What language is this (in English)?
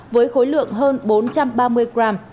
Vietnamese